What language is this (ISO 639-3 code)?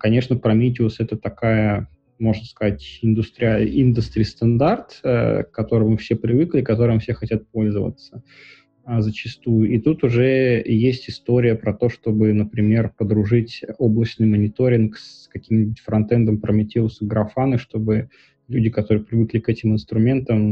rus